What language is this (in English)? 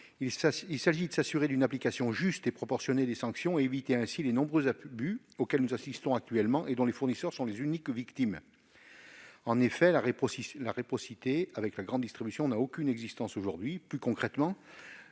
French